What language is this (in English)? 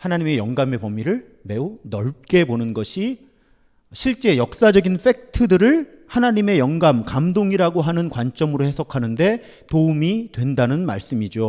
Korean